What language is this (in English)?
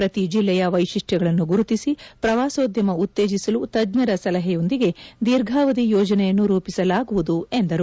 Kannada